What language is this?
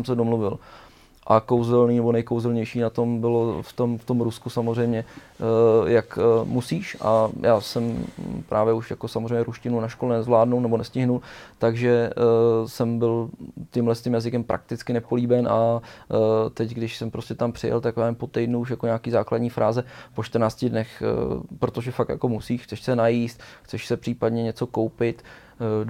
Czech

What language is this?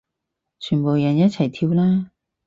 Cantonese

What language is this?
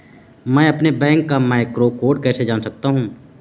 Hindi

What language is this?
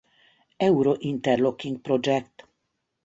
Hungarian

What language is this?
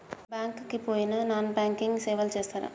Telugu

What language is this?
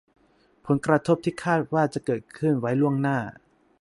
Thai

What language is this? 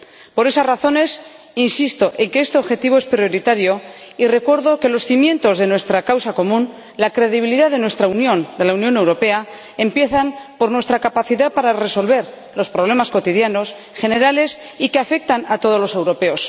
Spanish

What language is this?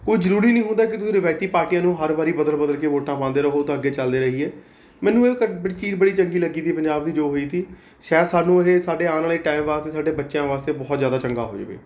Punjabi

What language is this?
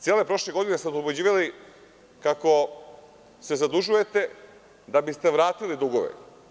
Serbian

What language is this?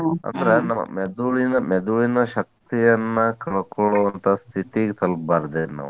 Kannada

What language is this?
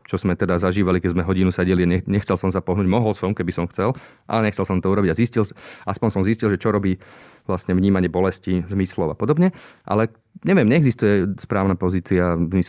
Slovak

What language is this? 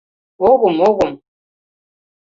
Mari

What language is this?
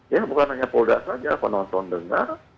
Indonesian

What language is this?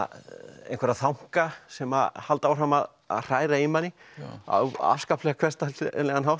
Icelandic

